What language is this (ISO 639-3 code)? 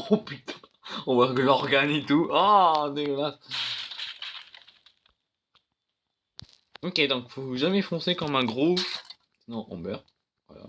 fra